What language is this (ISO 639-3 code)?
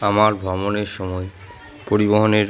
ben